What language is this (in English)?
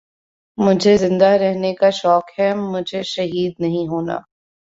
Urdu